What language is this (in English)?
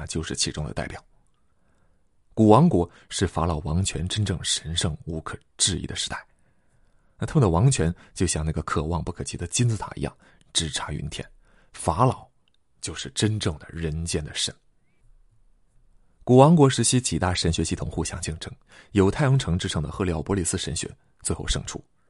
Chinese